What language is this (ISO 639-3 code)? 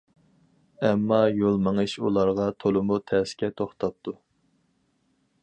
uig